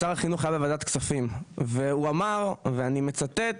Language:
Hebrew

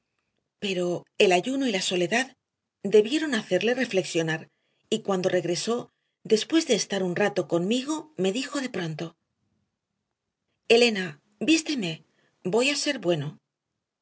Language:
Spanish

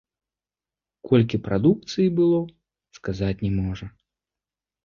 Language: Belarusian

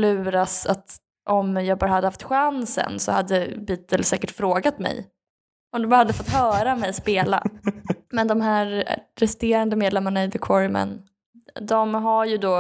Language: Swedish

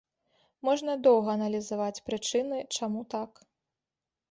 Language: Belarusian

